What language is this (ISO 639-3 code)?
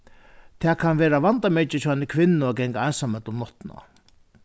fao